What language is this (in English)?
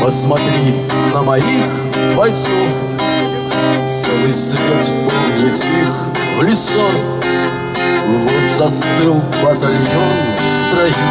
Russian